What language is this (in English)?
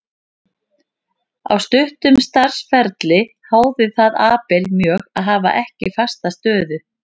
Icelandic